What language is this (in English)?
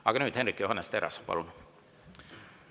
Estonian